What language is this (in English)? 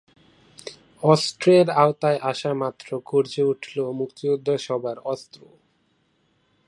Bangla